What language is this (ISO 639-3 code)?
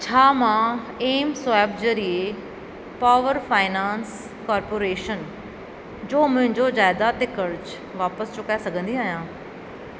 snd